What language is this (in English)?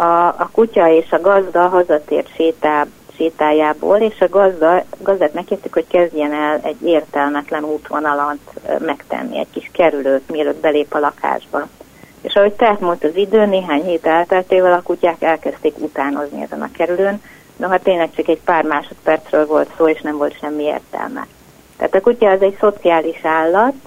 Hungarian